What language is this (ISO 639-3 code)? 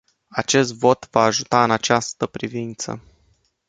ron